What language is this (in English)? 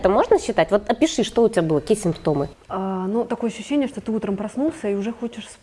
Russian